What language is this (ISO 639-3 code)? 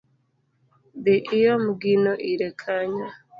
luo